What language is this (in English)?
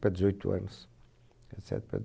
Portuguese